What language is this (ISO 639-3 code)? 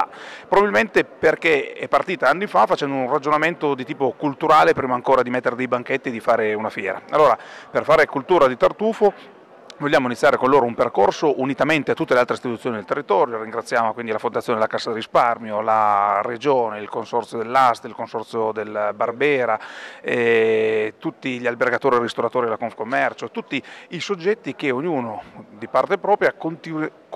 ita